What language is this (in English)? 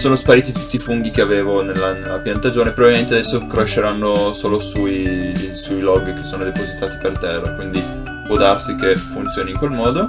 Italian